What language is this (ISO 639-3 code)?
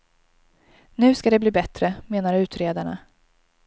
swe